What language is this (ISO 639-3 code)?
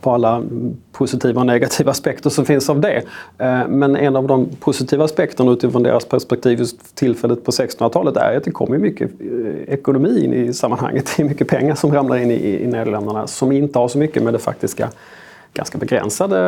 swe